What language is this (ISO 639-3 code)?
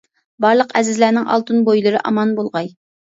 uig